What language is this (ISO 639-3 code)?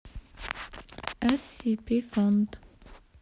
rus